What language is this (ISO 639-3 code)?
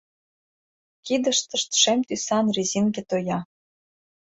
chm